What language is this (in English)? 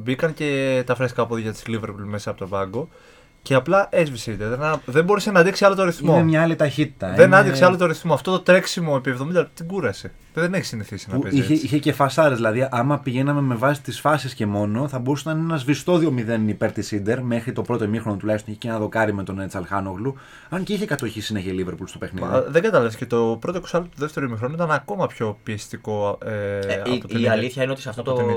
Greek